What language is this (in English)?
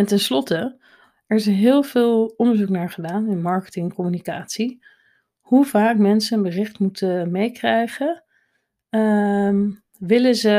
Dutch